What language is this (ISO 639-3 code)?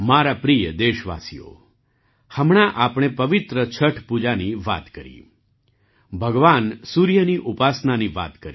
guj